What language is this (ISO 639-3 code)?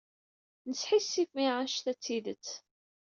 kab